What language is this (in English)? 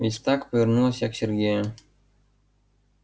Russian